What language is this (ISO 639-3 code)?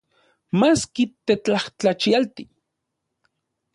ncx